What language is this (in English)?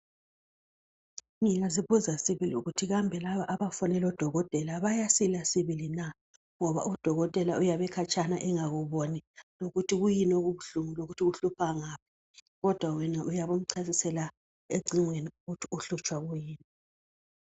North Ndebele